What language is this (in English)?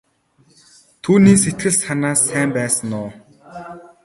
Mongolian